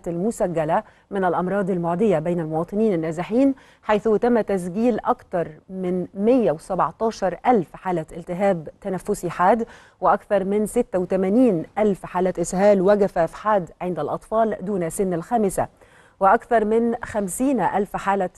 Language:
Arabic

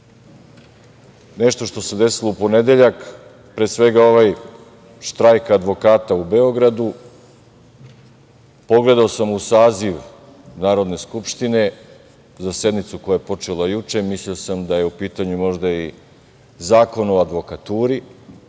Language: Serbian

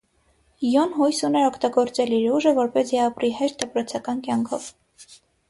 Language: Armenian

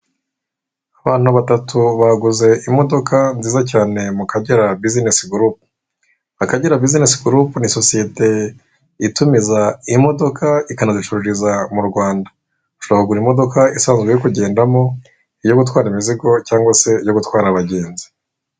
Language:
Kinyarwanda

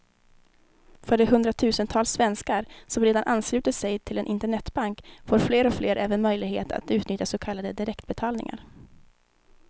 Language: Swedish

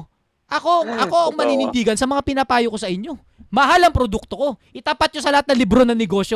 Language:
Filipino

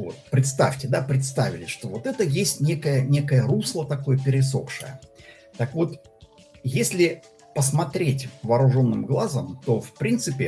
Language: Russian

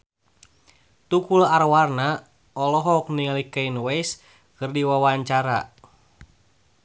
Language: Sundanese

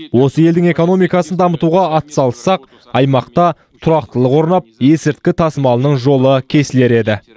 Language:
Kazakh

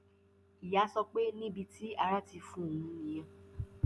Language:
Yoruba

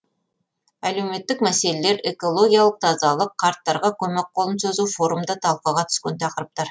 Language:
Kazakh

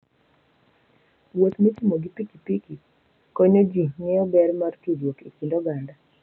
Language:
Luo (Kenya and Tanzania)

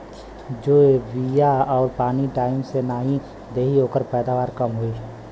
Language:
Bhojpuri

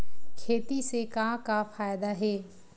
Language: Chhattisgarhi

